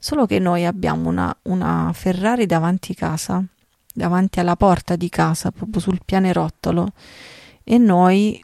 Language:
Italian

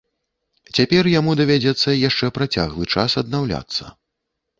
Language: Belarusian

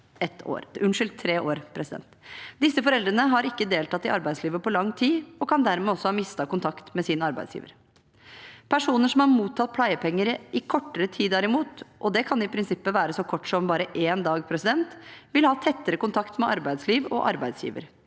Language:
Norwegian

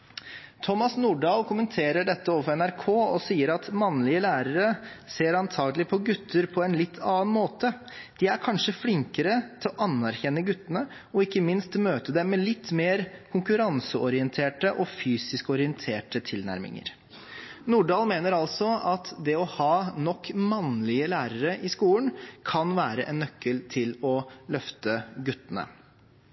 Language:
Norwegian Bokmål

